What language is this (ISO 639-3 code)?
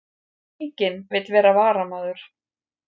isl